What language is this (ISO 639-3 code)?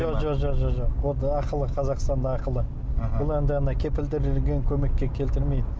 kaz